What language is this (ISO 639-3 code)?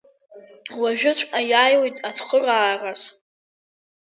abk